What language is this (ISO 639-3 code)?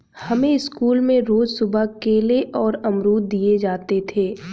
hin